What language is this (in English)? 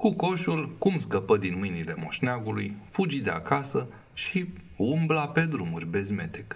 Romanian